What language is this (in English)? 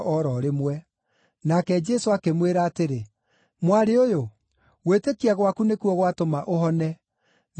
Kikuyu